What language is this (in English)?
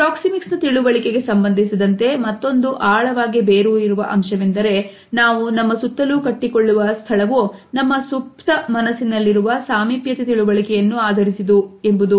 Kannada